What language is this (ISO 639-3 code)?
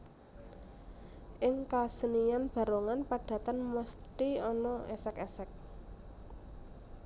jav